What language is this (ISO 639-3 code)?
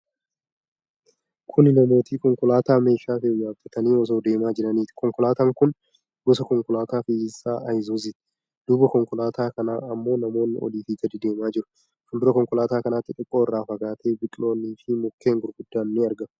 orm